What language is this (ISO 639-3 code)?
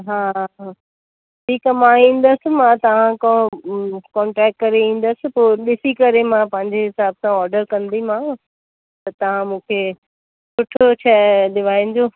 snd